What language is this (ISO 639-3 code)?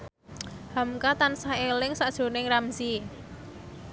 jav